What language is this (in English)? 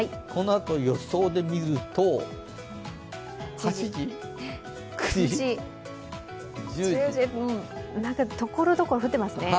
Japanese